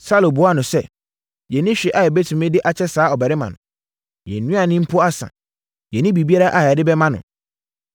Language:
Akan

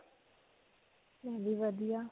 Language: Punjabi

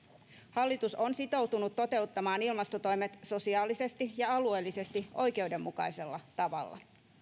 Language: Finnish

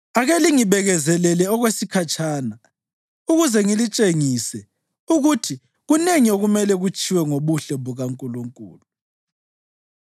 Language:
North Ndebele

